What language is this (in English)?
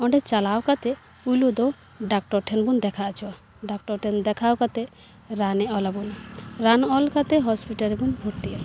Santali